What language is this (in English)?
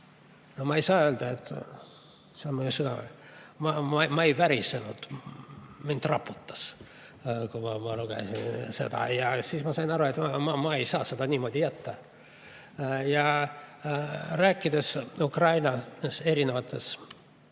Estonian